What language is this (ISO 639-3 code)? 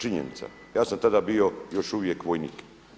hrv